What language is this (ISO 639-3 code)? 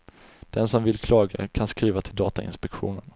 swe